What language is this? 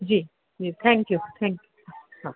Sindhi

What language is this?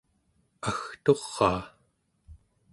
Central Yupik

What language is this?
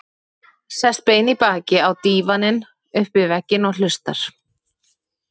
Icelandic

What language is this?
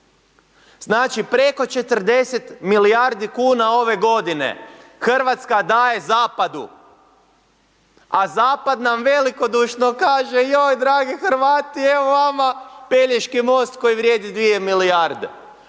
Croatian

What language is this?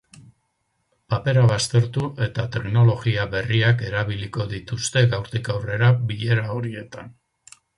Basque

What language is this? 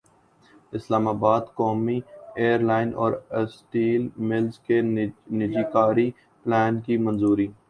Urdu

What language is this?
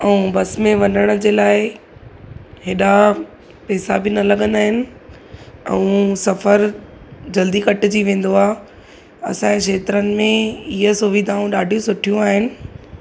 Sindhi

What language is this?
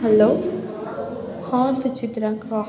Odia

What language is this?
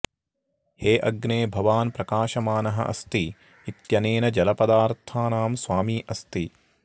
Sanskrit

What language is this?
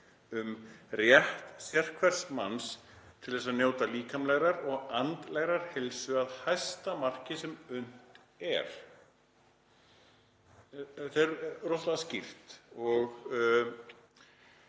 Icelandic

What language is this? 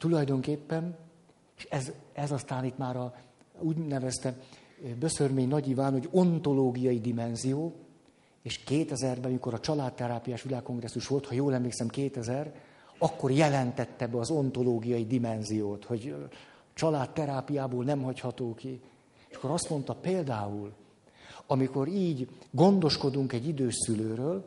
Hungarian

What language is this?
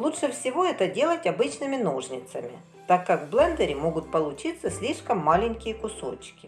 Russian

